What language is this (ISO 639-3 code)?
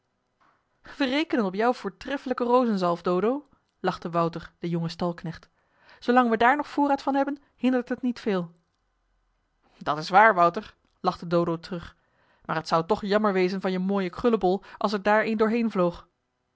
nld